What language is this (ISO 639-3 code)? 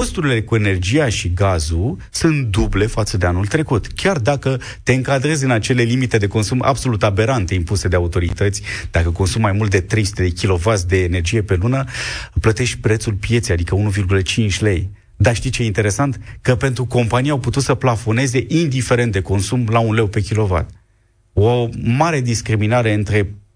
ron